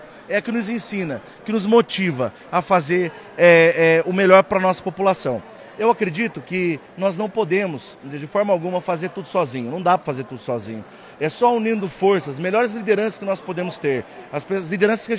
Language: Portuguese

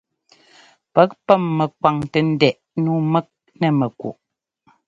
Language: Ngomba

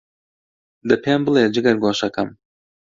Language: Central Kurdish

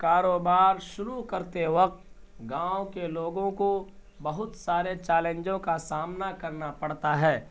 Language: Urdu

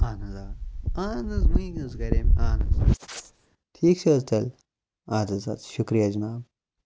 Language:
Kashmiri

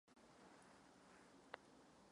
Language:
Czech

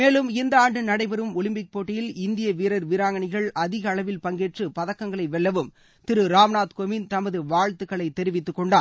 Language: Tamil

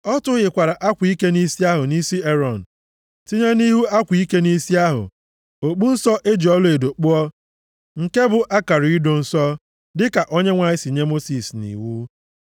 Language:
Igbo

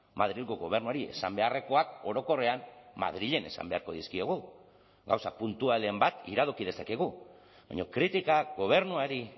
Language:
Basque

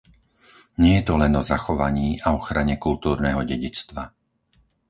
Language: Slovak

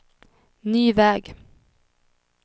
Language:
Swedish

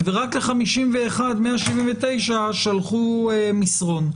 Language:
Hebrew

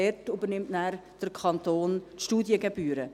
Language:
Swiss German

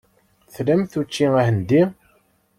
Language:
Kabyle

